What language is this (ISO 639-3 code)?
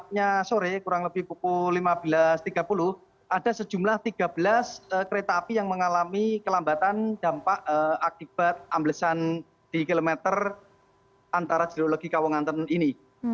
ind